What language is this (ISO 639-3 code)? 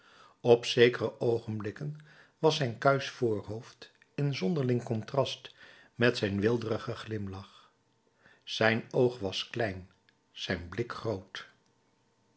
nld